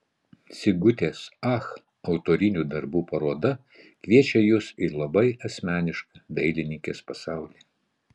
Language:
Lithuanian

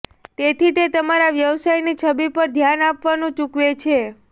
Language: Gujarati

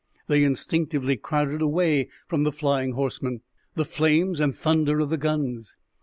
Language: English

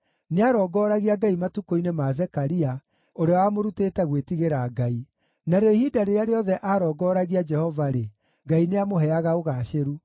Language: Kikuyu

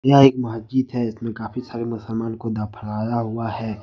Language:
Hindi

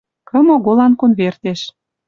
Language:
Western Mari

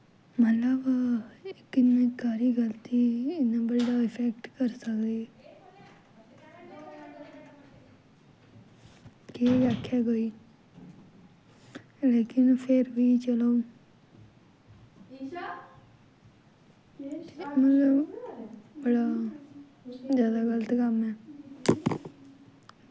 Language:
Dogri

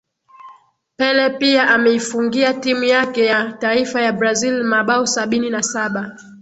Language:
Swahili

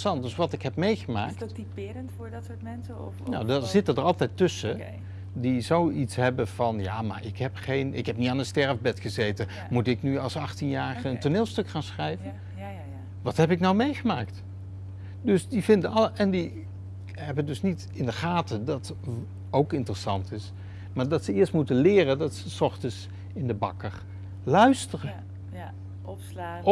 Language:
Dutch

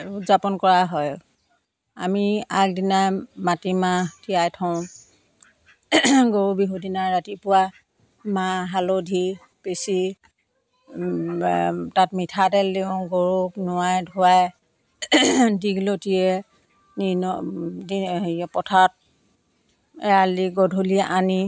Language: Assamese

